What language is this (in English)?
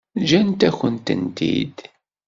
Kabyle